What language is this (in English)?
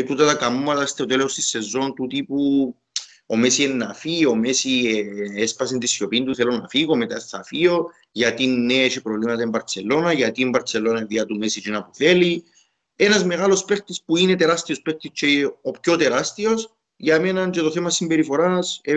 Greek